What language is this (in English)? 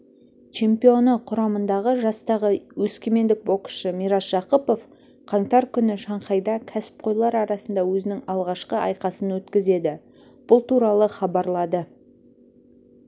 Kazakh